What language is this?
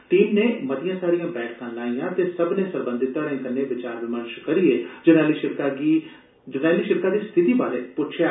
Dogri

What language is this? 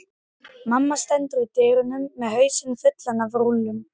Icelandic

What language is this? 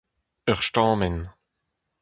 Breton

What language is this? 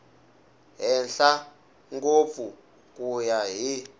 Tsonga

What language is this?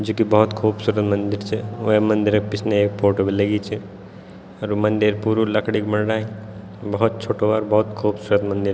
Garhwali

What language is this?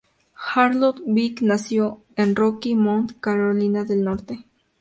Spanish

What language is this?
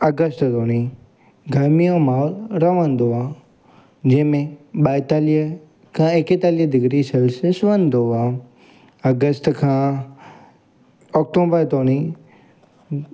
Sindhi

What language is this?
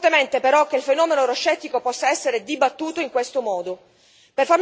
Italian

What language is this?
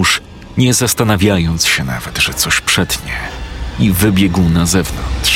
Polish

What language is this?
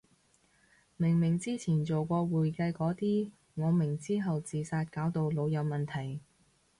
Cantonese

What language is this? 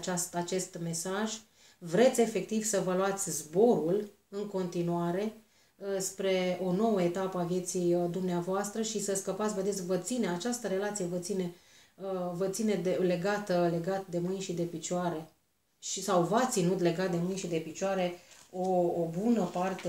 Romanian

